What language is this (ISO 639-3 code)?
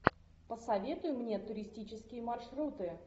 rus